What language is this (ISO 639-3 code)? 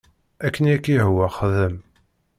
kab